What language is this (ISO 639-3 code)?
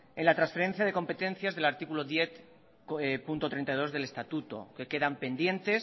spa